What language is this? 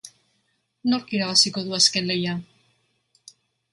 Basque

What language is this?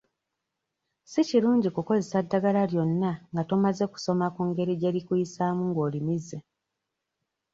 Ganda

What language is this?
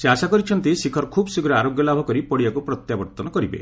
Odia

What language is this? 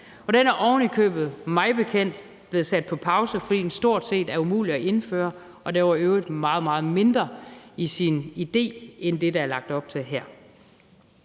Danish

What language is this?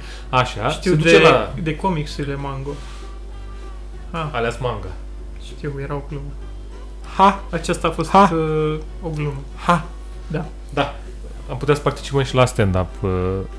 Romanian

